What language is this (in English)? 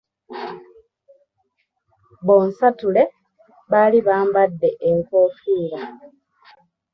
Ganda